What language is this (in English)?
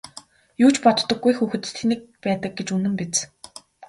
Mongolian